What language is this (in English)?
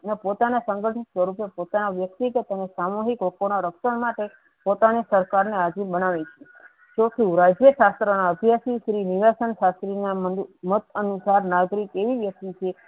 Gujarati